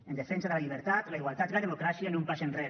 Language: Catalan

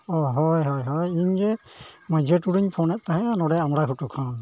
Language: Santali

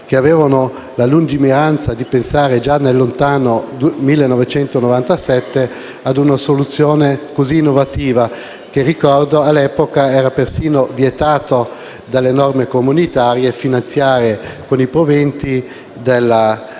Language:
Italian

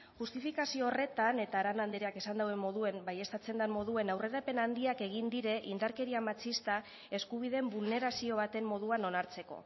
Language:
Basque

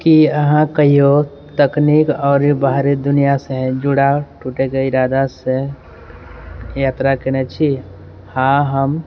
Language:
Maithili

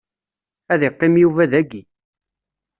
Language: Kabyle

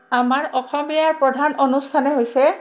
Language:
Assamese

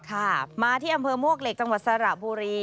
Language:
Thai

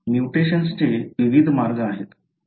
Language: Marathi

